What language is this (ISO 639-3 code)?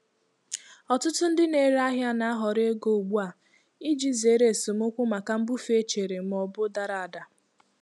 ibo